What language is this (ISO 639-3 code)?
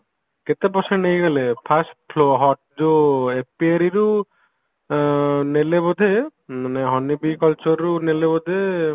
ori